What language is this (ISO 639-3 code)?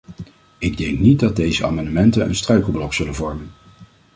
nld